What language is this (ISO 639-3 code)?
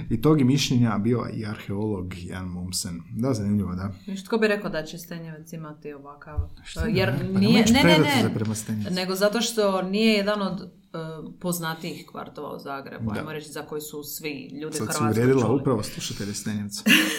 hrv